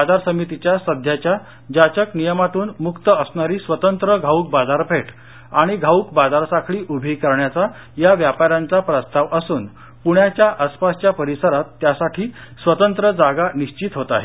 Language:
Marathi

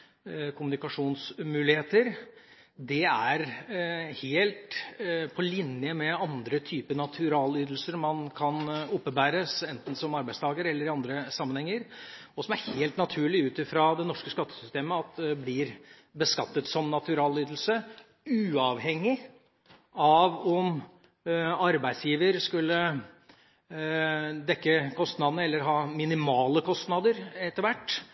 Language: Norwegian Bokmål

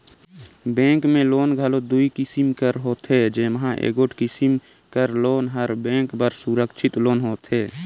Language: Chhattisgarhi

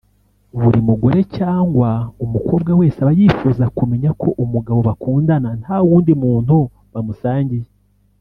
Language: Kinyarwanda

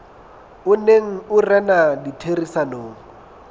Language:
Southern Sotho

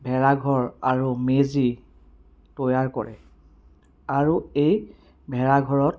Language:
Assamese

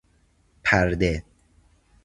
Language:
Persian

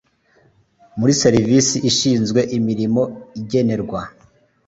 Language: Kinyarwanda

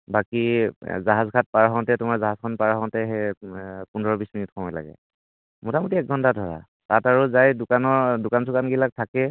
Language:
Assamese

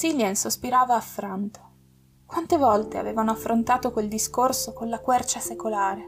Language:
Italian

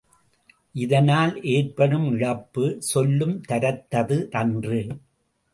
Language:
Tamil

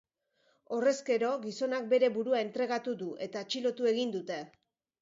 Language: Basque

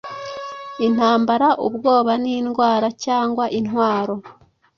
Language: Kinyarwanda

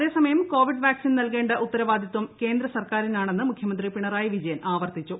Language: Malayalam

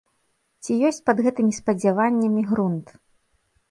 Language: Belarusian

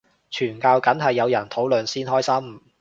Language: Cantonese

